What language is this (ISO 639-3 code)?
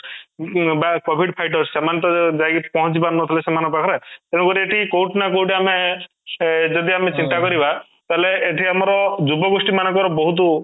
ori